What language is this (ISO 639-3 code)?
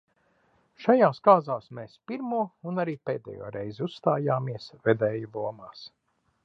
lav